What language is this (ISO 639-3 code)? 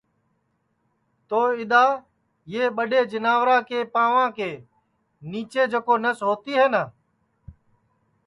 ssi